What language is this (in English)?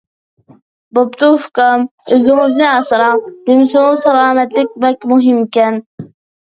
Uyghur